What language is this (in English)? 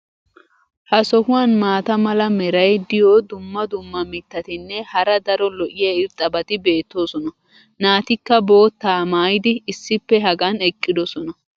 Wolaytta